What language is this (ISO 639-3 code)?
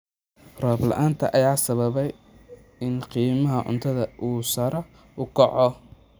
som